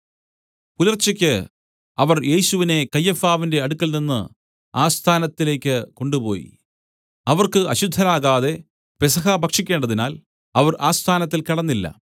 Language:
Malayalam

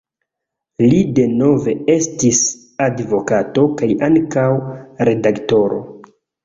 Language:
Esperanto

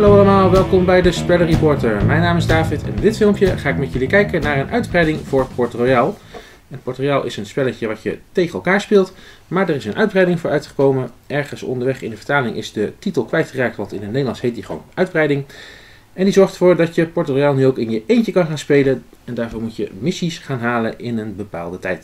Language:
Dutch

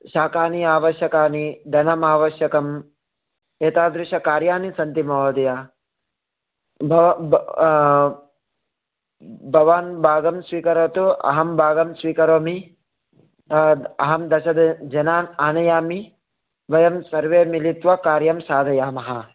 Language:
Sanskrit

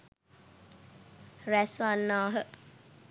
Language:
Sinhala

